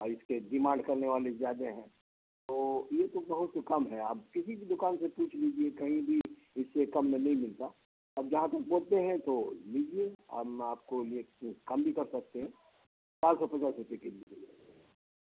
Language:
Urdu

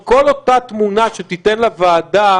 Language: Hebrew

